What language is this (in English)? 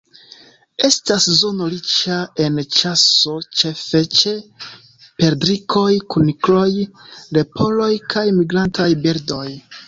Esperanto